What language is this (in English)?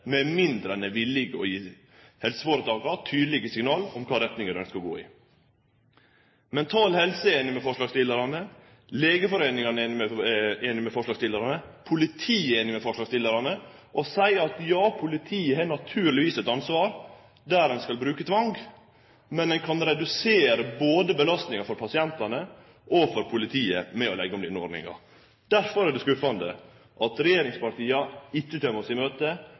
Norwegian Nynorsk